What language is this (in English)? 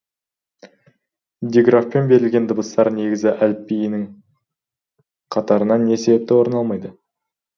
Kazakh